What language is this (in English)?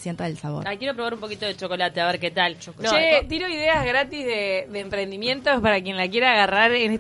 Spanish